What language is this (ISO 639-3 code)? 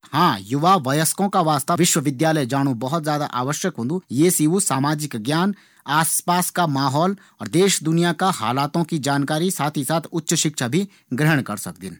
gbm